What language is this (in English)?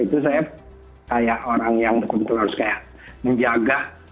Indonesian